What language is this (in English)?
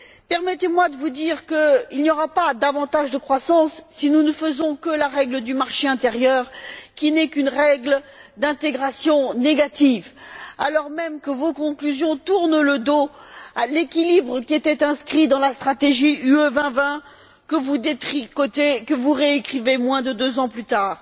French